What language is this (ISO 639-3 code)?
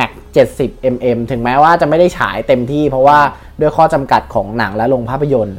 tha